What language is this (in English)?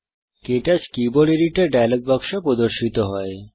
Bangla